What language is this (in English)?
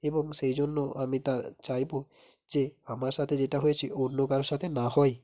Bangla